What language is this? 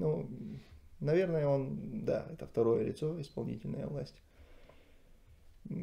Russian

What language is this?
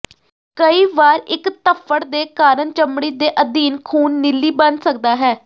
Punjabi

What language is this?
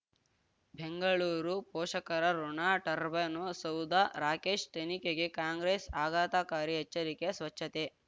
Kannada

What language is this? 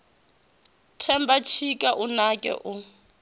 Venda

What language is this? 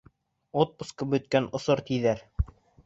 Bashkir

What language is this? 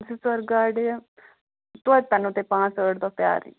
Kashmiri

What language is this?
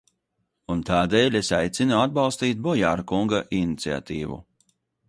Latvian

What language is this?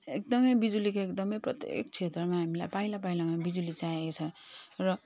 Nepali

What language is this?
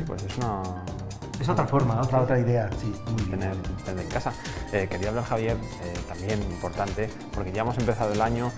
Spanish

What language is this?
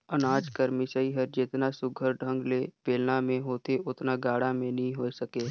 Chhattisgarhi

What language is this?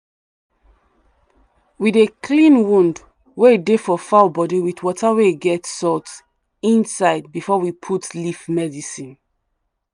Nigerian Pidgin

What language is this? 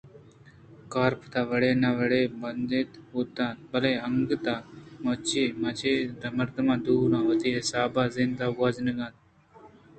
Eastern Balochi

